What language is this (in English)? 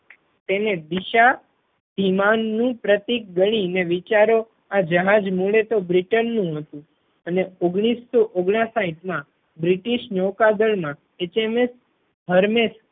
Gujarati